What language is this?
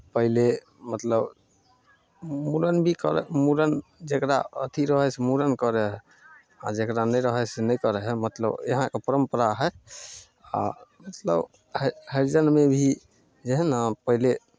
Maithili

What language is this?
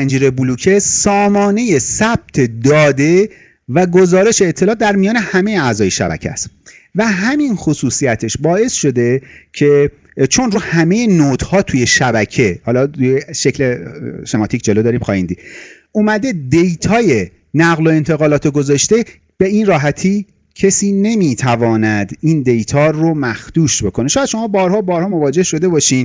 Persian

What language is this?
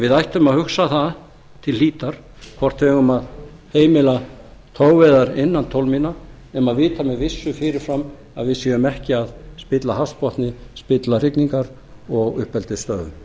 Icelandic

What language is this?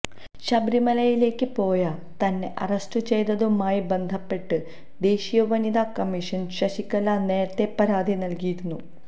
Malayalam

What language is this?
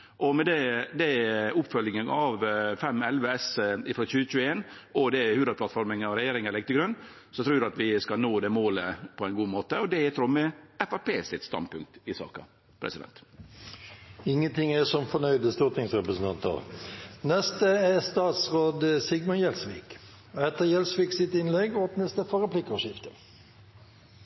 Norwegian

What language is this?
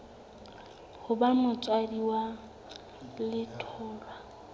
Southern Sotho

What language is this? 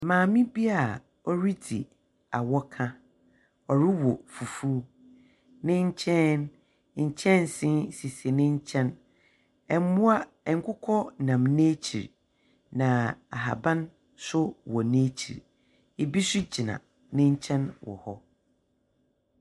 Akan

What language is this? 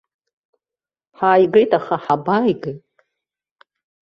Abkhazian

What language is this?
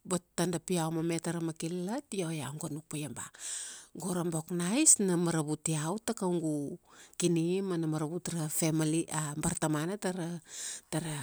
Kuanua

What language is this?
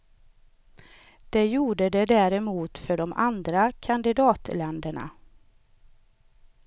Swedish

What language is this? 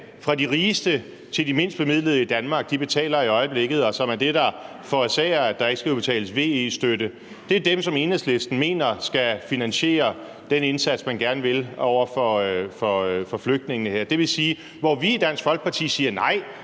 Danish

